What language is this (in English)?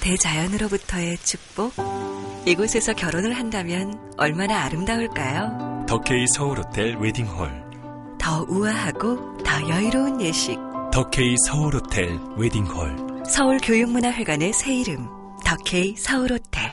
Korean